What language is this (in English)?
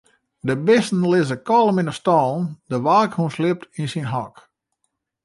Western Frisian